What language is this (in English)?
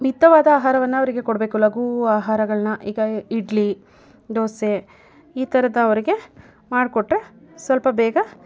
Kannada